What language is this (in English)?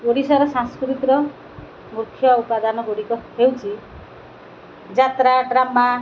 Odia